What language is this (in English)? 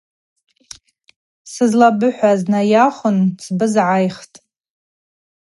Abaza